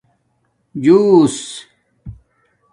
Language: Domaaki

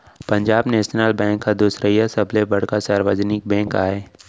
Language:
Chhattisgarhi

